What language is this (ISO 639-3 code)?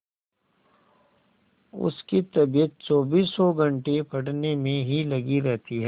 hin